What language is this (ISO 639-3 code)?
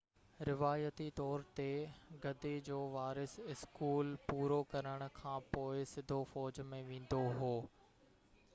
snd